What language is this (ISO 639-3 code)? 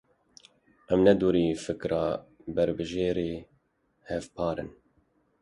kur